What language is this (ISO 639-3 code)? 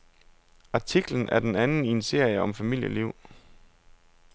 dan